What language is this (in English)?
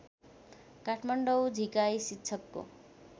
Nepali